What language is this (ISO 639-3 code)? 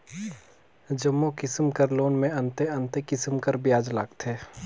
hne